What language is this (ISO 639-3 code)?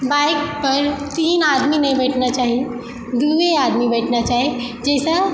mai